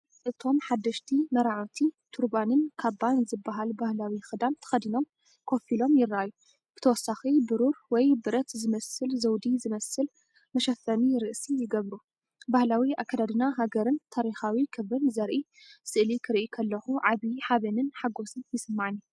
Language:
Tigrinya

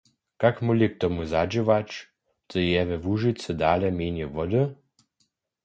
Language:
Upper Sorbian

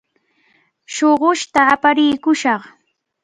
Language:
Cajatambo North Lima Quechua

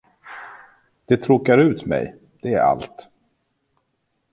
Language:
Swedish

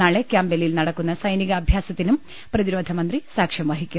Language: Malayalam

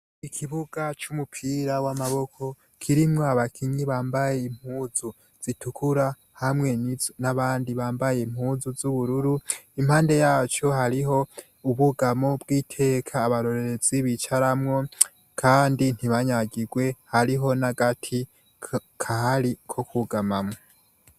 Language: Rundi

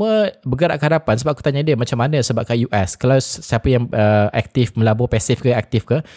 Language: Malay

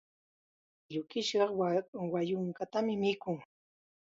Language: Chiquián Ancash Quechua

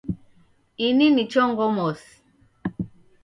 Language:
Taita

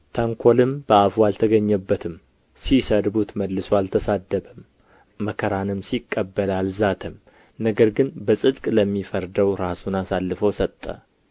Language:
Amharic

